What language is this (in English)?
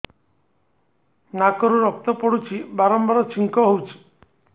Odia